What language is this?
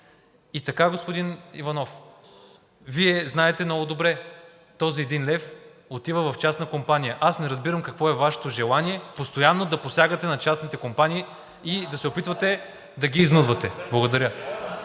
Bulgarian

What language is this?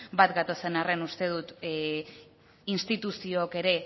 Basque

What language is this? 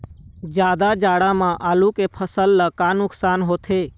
Chhattisgarhi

